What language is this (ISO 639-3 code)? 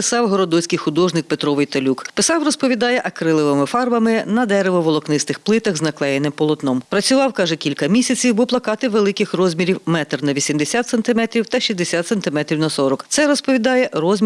ukr